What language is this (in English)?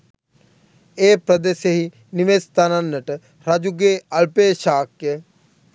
Sinhala